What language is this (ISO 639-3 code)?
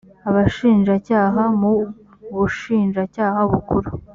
kin